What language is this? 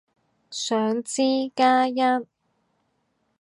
Cantonese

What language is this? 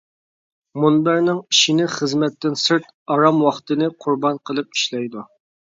Uyghur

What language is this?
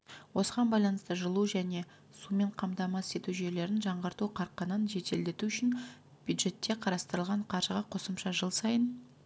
Kazakh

